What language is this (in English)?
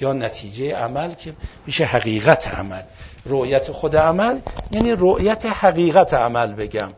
Persian